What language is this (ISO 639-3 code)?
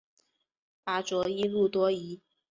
zho